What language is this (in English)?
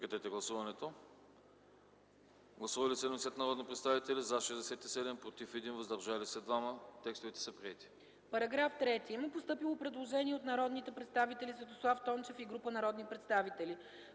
Bulgarian